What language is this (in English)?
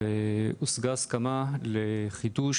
Hebrew